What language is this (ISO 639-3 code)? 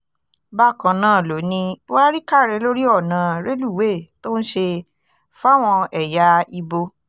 yor